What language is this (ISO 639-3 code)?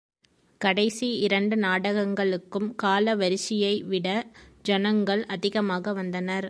tam